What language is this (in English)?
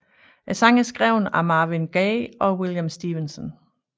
Danish